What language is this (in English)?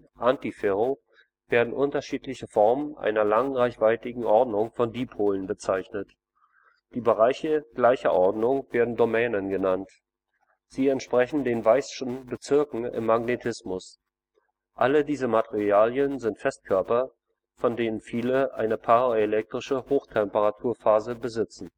German